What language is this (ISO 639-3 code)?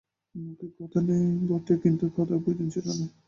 ben